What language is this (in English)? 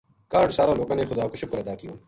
Gujari